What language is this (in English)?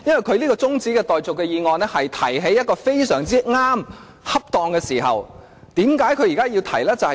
Cantonese